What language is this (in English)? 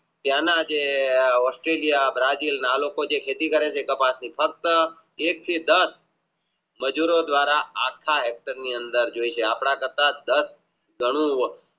Gujarati